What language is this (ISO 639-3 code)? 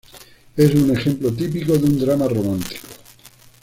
spa